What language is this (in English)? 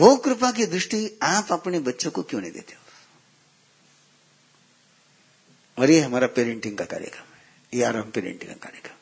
Hindi